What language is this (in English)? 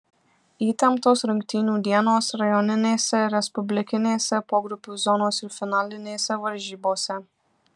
Lithuanian